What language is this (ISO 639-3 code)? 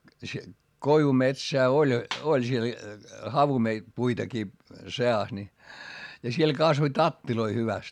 fin